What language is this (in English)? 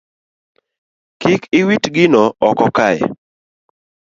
Luo (Kenya and Tanzania)